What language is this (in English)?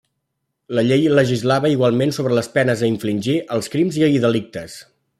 Catalan